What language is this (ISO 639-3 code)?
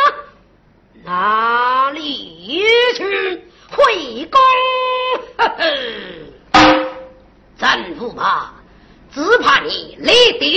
zho